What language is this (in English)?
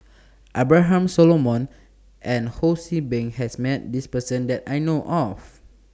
English